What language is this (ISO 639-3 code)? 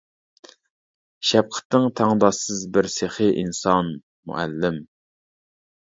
uig